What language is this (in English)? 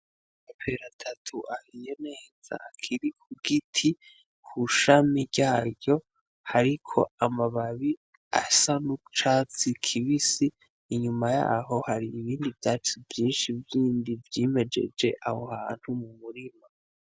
Rundi